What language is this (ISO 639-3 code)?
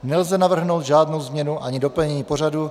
ces